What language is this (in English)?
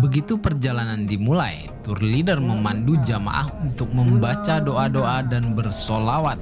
Indonesian